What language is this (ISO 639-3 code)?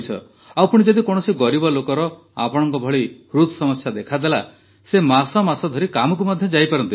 ori